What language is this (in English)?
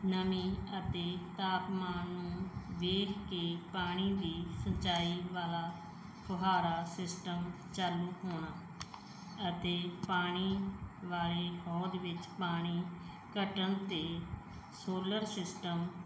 Punjabi